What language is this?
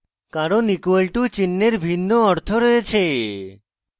Bangla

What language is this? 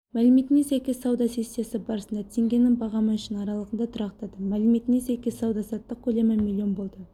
Kazakh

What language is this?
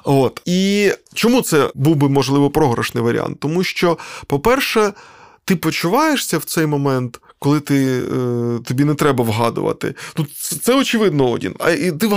Ukrainian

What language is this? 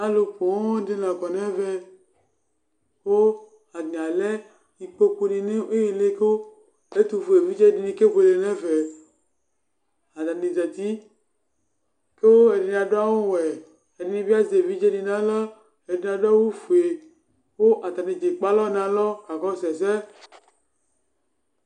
Ikposo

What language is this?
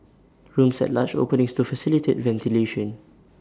English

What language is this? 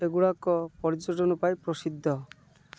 Odia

